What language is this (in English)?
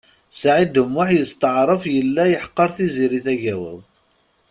Kabyle